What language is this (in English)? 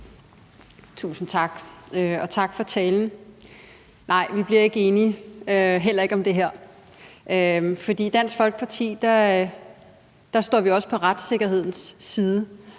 Danish